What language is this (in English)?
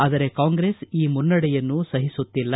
Kannada